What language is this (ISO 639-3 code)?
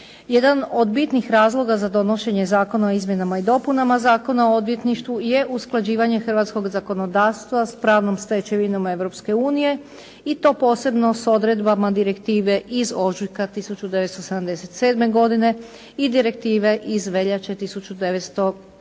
hrv